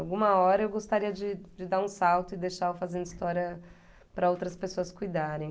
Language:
Portuguese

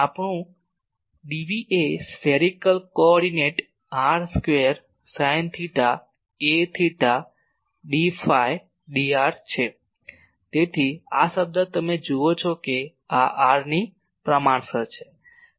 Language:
Gujarati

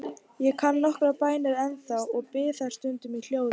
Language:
Icelandic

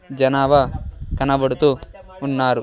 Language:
Telugu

